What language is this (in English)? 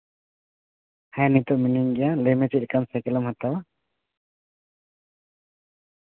Santali